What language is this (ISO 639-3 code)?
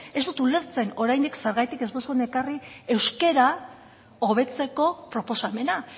eus